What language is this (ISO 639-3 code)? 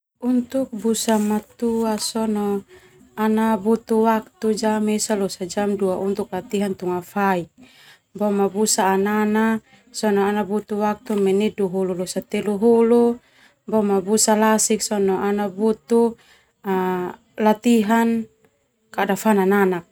twu